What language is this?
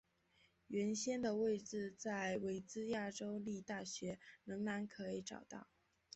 Chinese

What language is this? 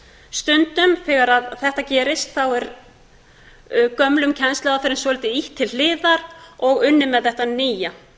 Icelandic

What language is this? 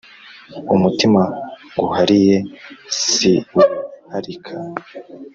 Kinyarwanda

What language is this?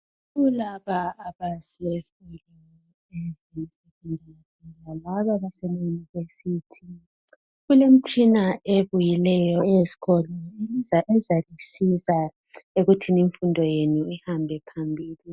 North Ndebele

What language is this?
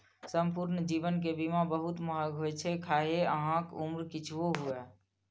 Maithili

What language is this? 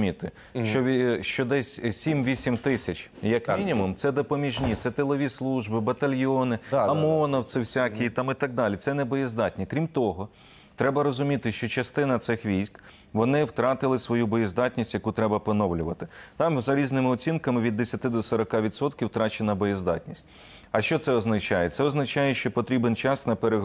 Ukrainian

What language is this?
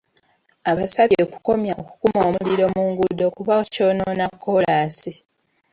Ganda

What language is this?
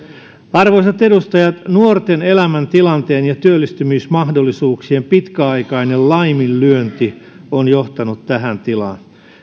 Finnish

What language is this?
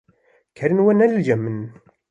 Kurdish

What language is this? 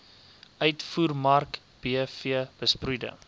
Afrikaans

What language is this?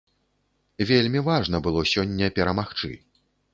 Belarusian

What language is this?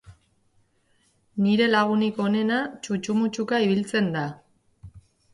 Basque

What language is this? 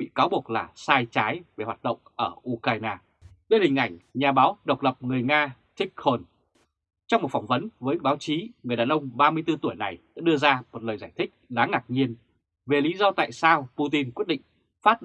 Vietnamese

